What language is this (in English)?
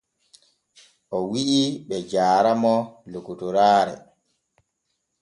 Borgu Fulfulde